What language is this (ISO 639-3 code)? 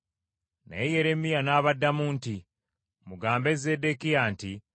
lug